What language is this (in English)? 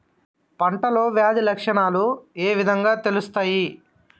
Telugu